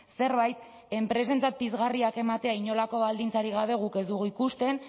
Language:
Basque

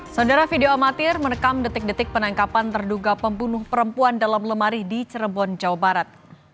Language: Indonesian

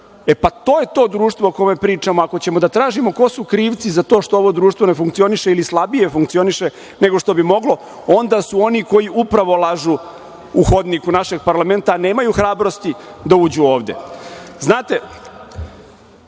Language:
Serbian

